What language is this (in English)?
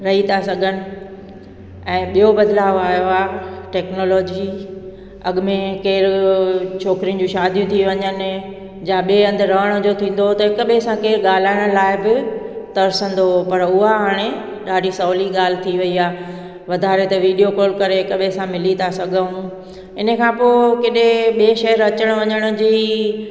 Sindhi